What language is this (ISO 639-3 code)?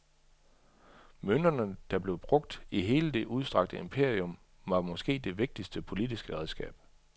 dan